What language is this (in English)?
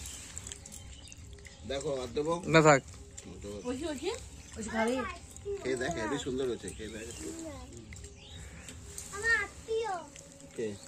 Bangla